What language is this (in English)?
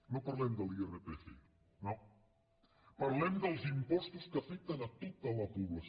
Catalan